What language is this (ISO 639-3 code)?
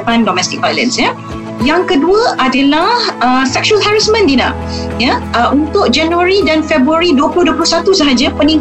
msa